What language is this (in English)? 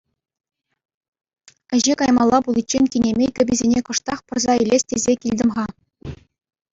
Chuvash